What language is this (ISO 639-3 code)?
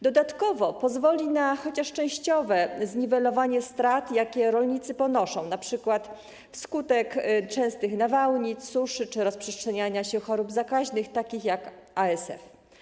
pol